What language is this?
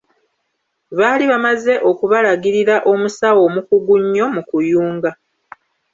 Ganda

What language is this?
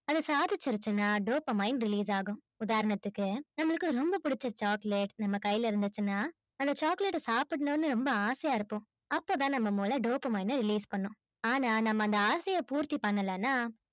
Tamil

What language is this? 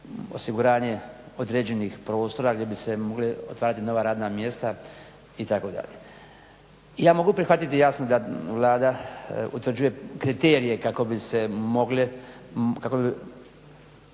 Croatian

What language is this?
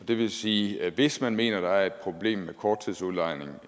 Danish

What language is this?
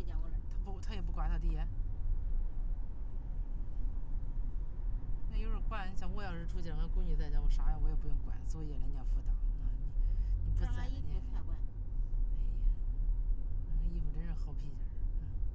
Chinese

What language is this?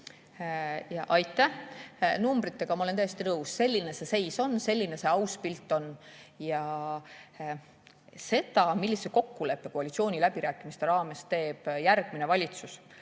Estonian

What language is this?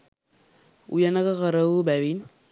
Sinhala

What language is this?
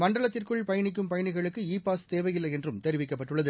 Tamil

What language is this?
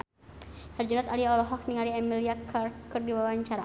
Sundanese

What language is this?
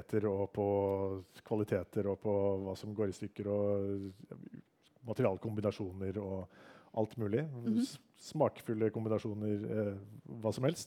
Danish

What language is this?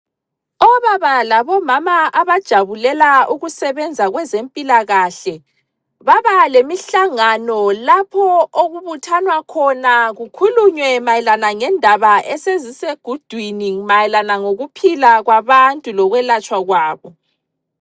North Ndebele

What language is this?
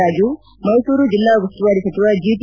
Kannada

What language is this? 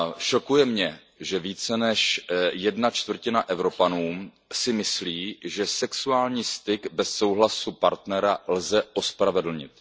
Czech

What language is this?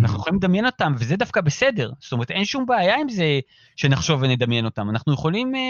Hebrew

